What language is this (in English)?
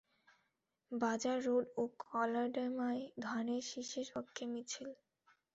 Bangla